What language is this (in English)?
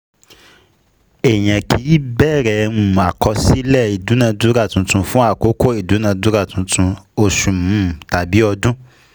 Yoruba